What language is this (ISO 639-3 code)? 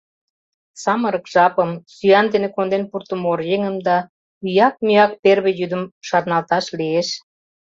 chm